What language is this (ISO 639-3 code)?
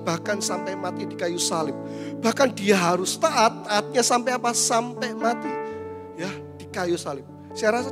ind